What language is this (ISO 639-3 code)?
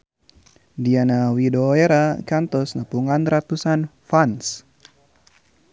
sun